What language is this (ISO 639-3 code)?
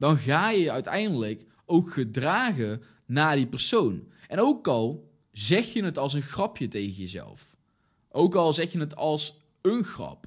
nld